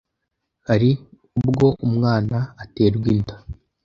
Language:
Kinyarwanda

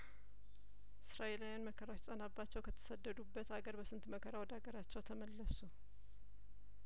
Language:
Amharic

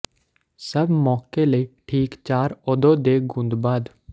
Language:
Punjabi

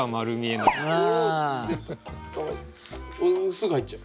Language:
Japanese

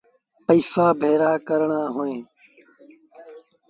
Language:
Sindhi Bhil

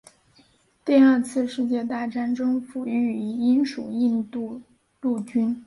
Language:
Chinese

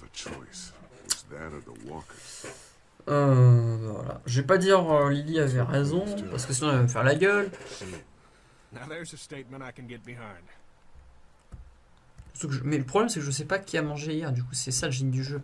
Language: French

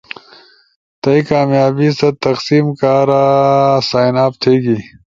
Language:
Ushojo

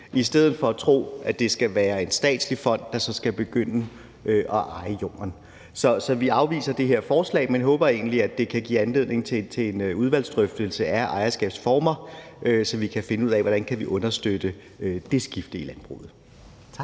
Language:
Danish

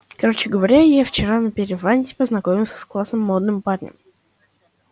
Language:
Russian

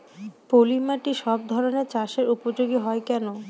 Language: Bangla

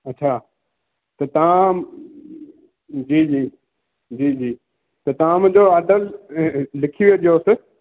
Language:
Sindhi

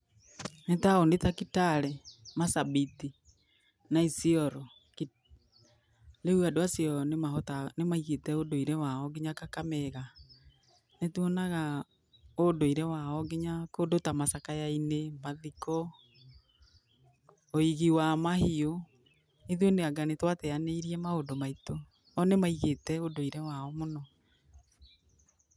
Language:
Kikuyu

